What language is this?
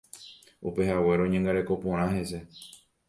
Guarani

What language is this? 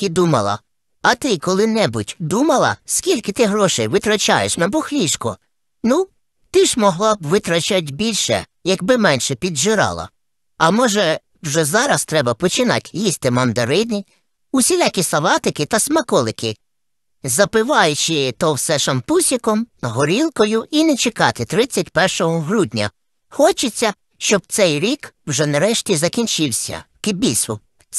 Ukrainian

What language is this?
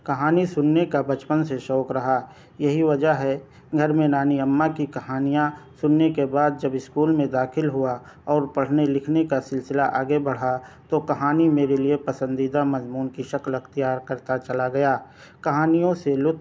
Urdu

